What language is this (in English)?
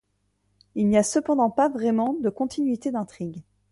French